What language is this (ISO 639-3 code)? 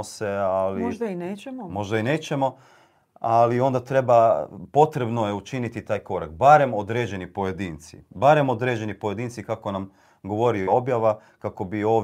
hrv